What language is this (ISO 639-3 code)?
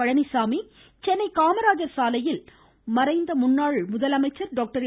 tam